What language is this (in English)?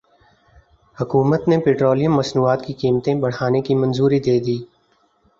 Urdu